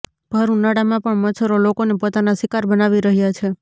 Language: Gujarati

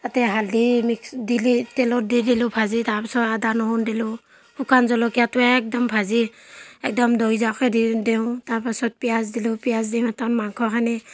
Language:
Assamese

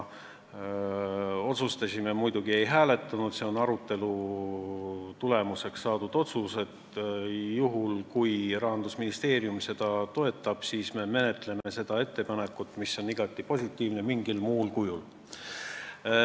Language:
Estonian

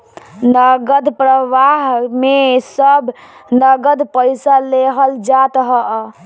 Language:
Bhojpuri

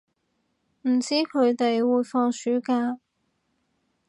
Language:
Cantonese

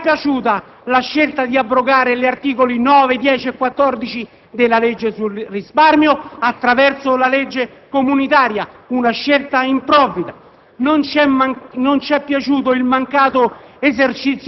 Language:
Italian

